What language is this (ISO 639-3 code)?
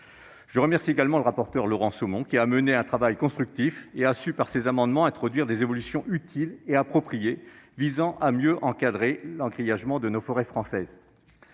fra